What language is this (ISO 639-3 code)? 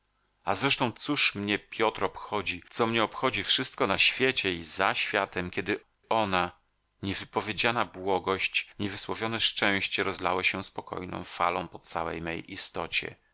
pol